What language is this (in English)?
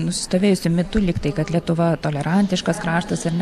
Lithuanian